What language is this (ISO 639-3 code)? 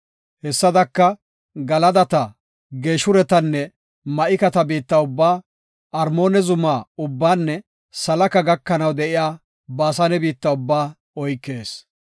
gof